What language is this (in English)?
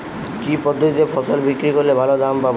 Bangla